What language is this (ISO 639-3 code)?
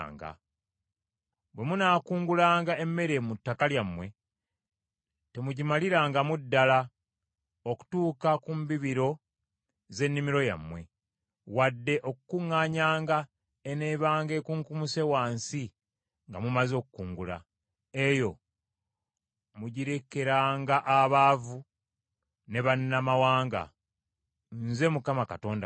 lug